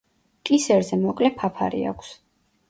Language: Georgian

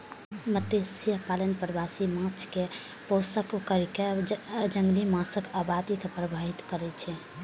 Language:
Maithili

